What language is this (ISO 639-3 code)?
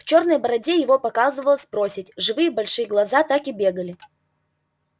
rus